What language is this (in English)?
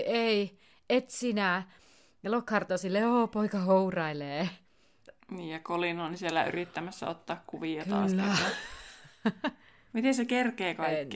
Finnish